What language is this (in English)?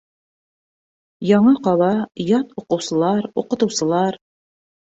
Bashkir